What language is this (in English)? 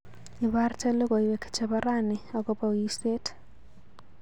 Kalenjin